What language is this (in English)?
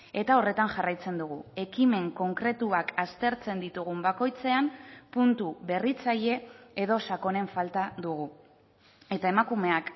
Basque